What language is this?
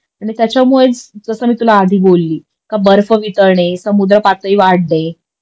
Marathi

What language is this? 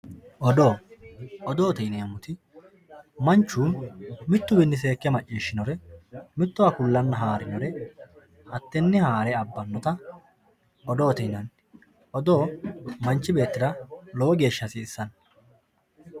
Sidamo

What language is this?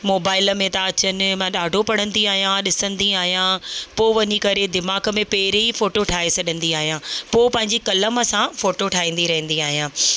Sindhi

